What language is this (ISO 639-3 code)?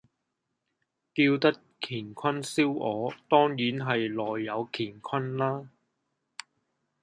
yue